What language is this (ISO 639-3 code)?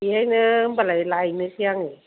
brx